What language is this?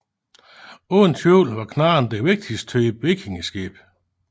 Danish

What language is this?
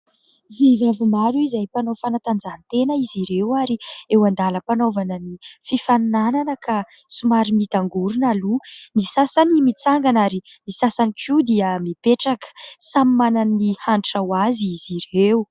Malagasy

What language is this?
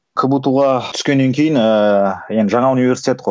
Kazakh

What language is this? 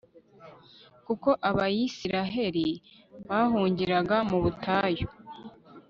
Kinyarwanda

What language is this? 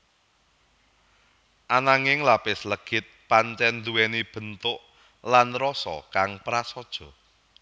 Javanese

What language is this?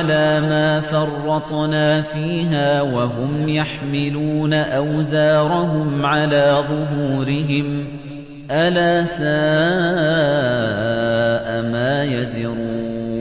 Arabic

